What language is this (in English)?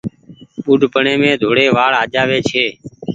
Goaria